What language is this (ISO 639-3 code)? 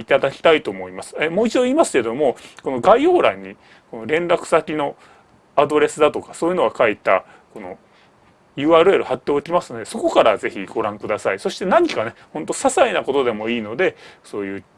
jpn